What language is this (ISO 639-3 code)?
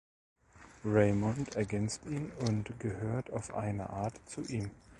deu